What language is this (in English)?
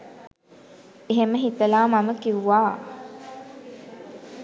Sinhala